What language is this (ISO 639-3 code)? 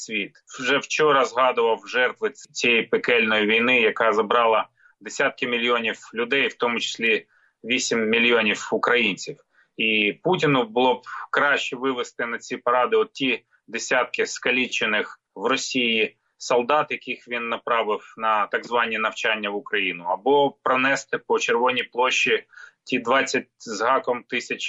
ukr